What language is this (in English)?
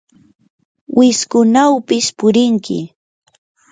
Yanahuanca Pasco Quechua